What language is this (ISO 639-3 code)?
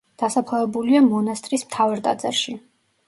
kat